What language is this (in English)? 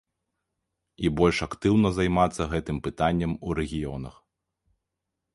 Belarusian